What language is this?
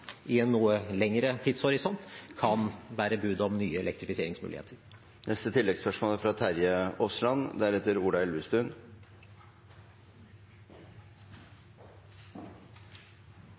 Norwegian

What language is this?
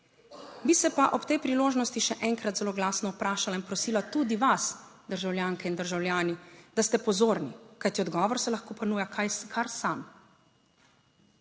Slovenian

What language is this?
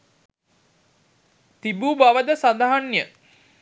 Sinhala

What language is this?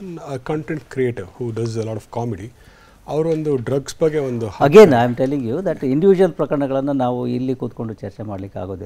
Kannada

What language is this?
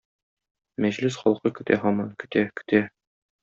Tatar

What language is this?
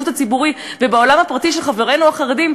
Hebrew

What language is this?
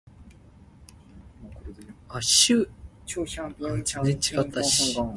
Min Nan Chinese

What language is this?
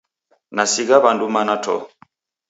Taita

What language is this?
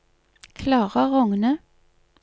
Norwegian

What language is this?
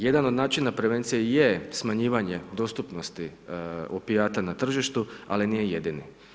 Croatian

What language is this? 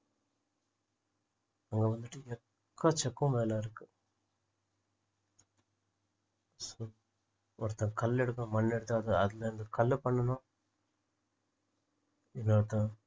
Tamil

